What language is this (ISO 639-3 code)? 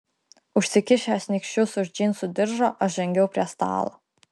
lit